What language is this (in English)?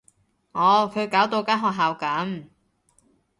Cantonese